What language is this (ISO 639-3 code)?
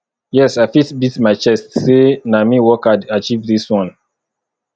pcm